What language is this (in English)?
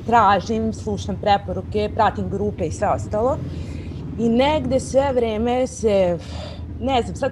Croatian